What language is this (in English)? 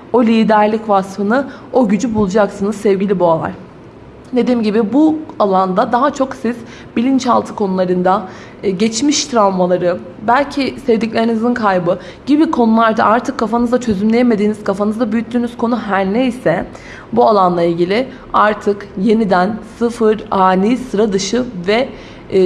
Turkish